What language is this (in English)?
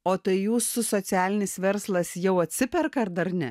Lithuanian